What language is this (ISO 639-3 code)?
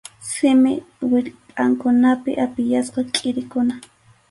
qxu